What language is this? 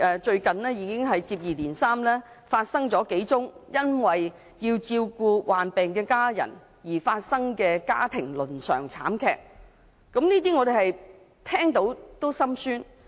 Cantonese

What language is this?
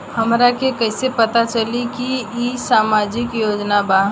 Bhojpuri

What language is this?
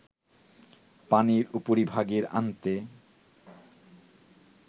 Bangla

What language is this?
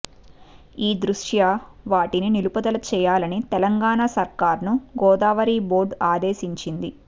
Telugu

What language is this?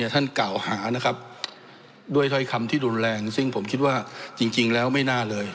Thai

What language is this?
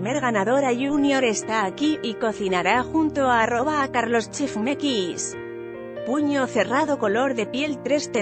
Spanish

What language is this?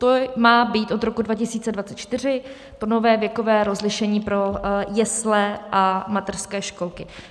Czech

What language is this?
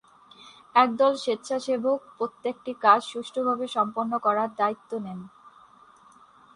Bangla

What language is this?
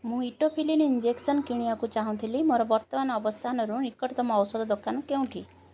Odia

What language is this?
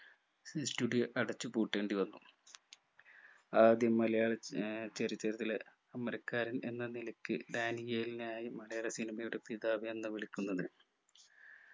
Malayalam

